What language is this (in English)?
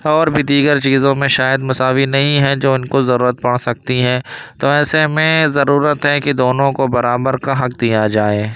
Urdu